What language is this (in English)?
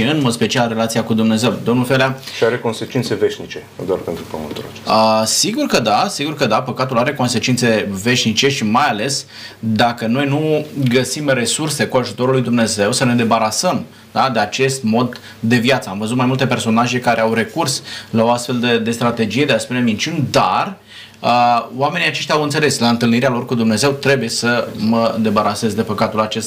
Romanian